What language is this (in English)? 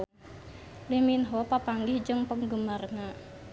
Sundanese